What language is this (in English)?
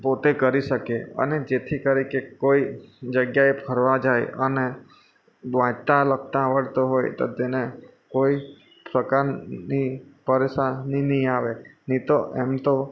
Gujarati